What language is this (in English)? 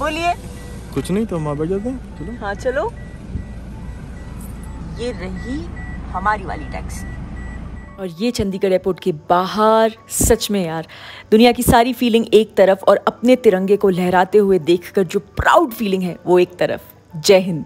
Hindi